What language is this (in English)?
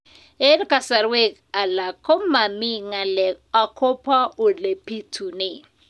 Kalenjin